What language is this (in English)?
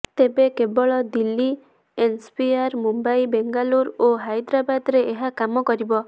Odia